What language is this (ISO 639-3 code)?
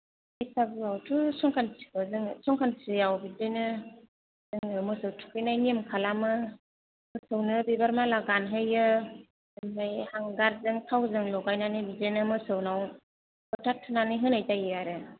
brx